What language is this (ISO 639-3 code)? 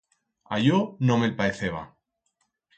arg